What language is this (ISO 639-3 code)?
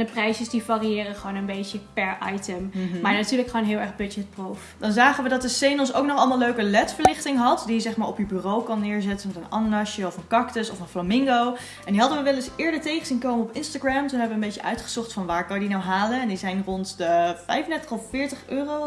nld